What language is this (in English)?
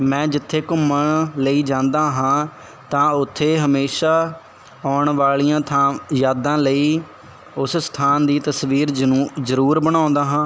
Punjabi